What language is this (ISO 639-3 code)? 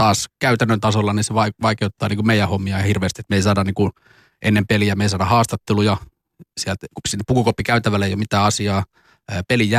fin